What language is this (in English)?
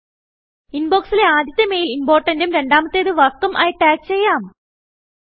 Malayalam